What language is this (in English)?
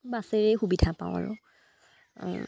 Assamese